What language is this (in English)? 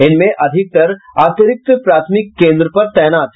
Hindi